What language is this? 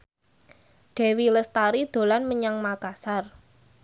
Javanese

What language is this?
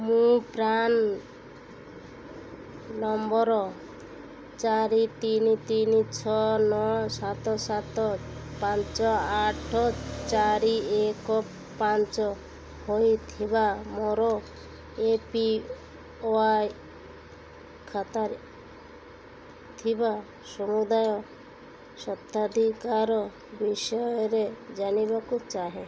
Odia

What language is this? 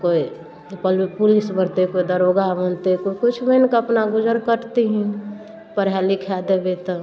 Maithili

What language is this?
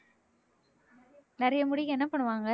Tamil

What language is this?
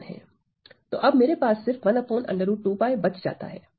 Hindi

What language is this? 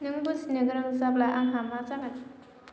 Bodo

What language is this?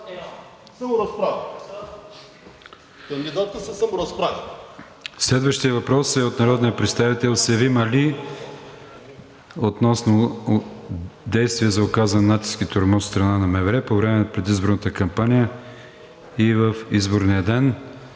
Bulgarian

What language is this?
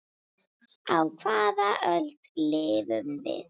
Icelandic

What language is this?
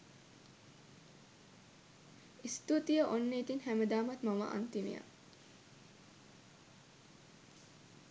Sinhala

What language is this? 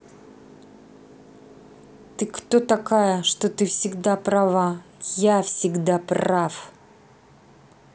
Russian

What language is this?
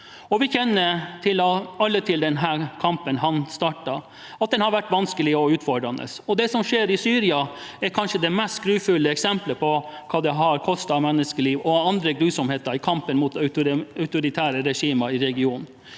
Norwegian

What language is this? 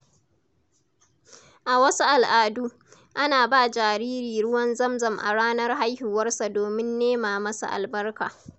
Hausa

